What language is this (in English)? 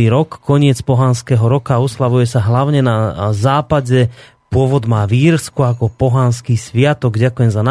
Slovak